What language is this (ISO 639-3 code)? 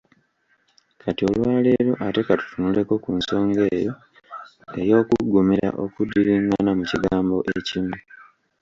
lug